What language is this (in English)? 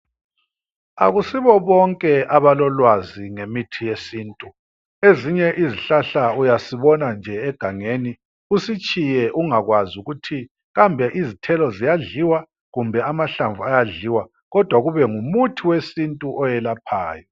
North Ndebele